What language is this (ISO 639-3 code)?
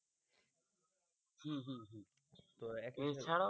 ben